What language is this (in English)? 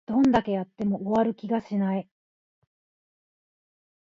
Japanese